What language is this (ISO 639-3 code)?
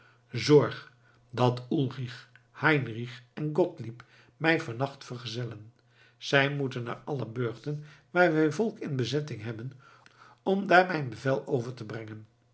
nld